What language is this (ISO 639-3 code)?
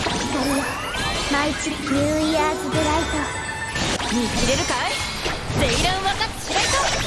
jpn